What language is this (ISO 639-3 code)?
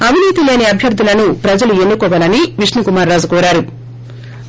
tel